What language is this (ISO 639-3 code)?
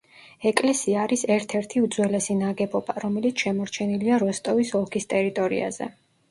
kat